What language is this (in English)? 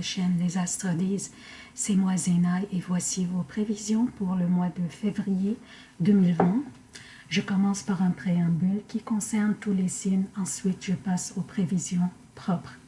French